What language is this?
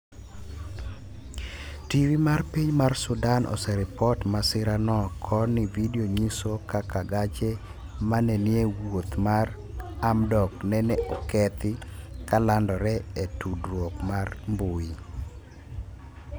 Luo (Kenya and Tanzania)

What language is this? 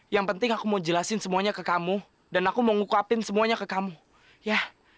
Indonesian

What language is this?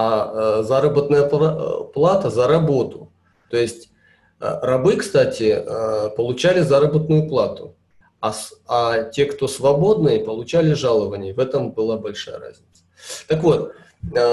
Russian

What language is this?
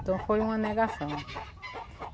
Portuguese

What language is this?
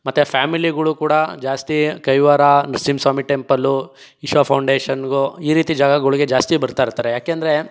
Kannada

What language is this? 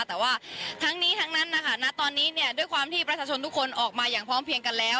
Thai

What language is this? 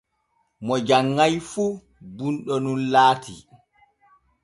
Borgu Fulfulde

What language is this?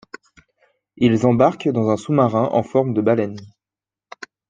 French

